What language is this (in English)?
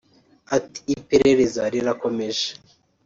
Kinyarwanda